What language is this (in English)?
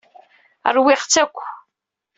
Kabyle